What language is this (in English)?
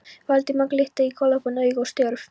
Icelandic